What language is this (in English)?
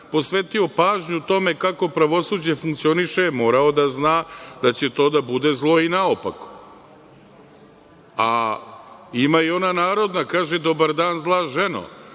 Serbian